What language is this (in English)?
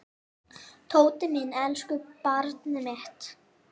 Icelandic